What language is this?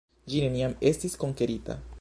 Esperanto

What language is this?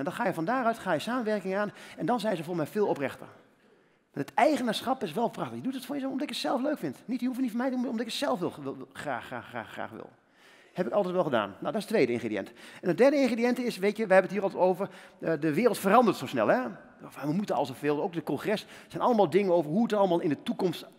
Dutch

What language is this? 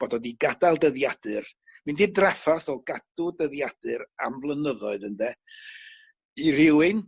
Welsh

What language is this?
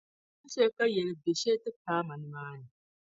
Dagbani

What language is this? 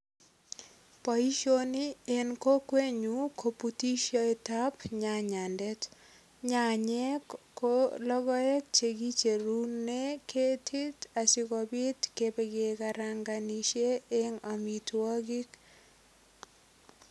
Kalenjin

